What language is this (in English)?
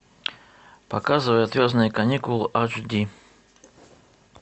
Russian